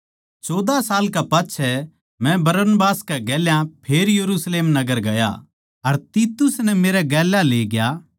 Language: Haryanvi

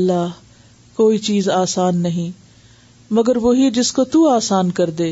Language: Urdu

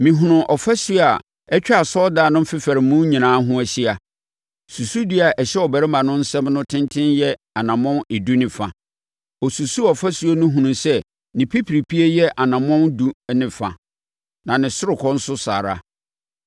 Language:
Akan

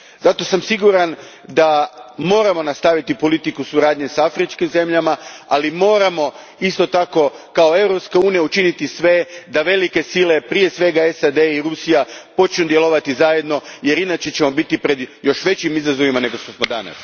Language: Croatian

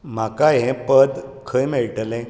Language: Konkani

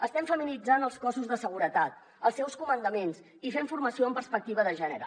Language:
Catalan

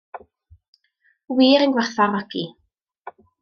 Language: Welsh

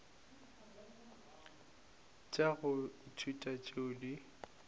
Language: Northern Sotho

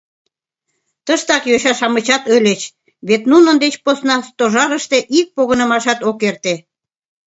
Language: Mari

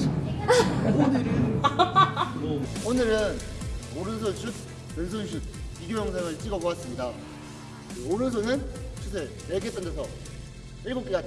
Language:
Korean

